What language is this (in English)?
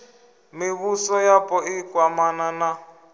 Venda